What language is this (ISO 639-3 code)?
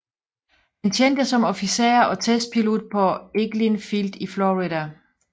dan